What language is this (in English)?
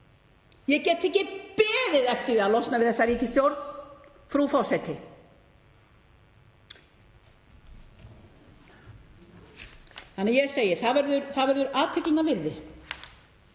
Icelandic